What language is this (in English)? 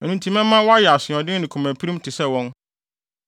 Akan